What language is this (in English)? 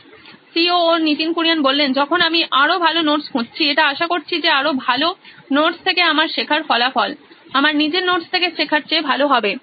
Bangla